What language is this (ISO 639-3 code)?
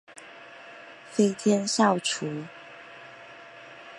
zho